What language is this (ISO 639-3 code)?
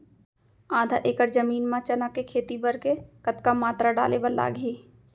hne